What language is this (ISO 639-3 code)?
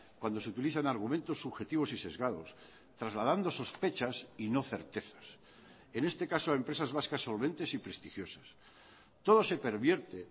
spa